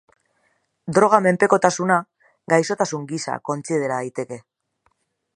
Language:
Basque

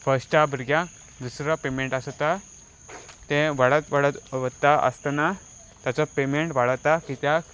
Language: Konkani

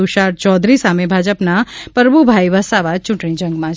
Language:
Gujarati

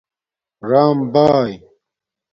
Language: Domaaki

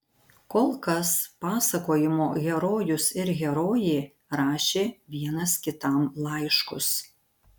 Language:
Lithuanian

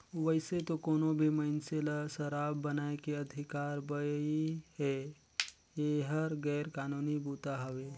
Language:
Chhattisgarhi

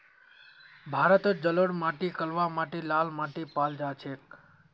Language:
Magahi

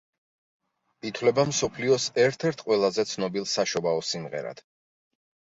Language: Georgian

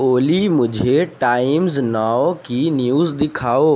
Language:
Urdu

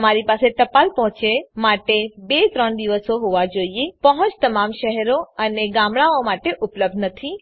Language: Gujarati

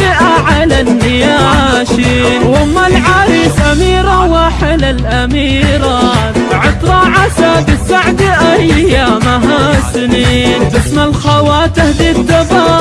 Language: Arabic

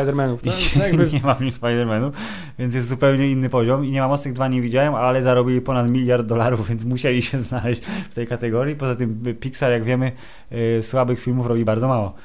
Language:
Polish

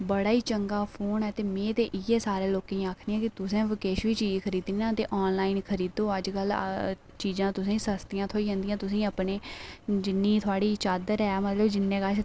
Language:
Dogri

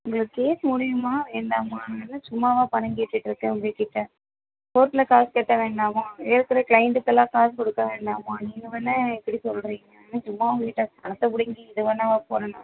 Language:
Tamil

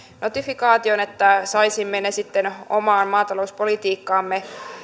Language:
Finnish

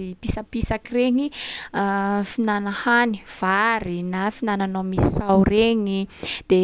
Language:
Sakalava Malagasy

